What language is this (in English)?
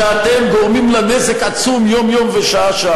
Hebrew